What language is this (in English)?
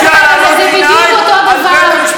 Hebrew